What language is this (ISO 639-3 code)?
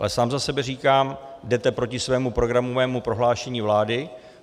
ces